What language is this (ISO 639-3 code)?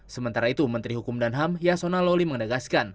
ind